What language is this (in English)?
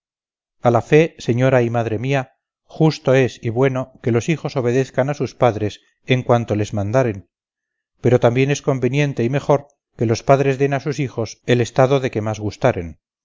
Spanish